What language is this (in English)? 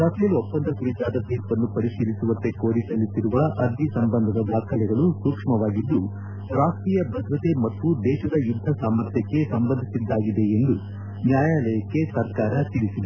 Kannada